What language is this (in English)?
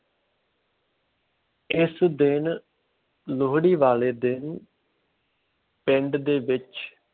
Punjabi